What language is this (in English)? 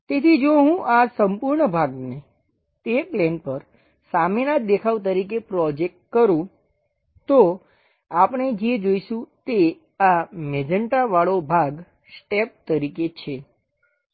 Gujarati